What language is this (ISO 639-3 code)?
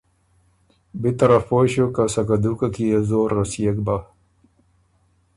oru